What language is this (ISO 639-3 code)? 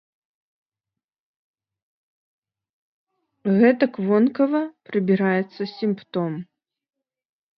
bel